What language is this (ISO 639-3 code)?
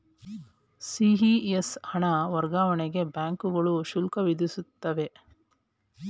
kan